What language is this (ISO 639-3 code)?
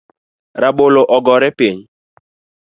luo